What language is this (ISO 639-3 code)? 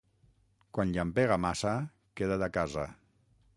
cat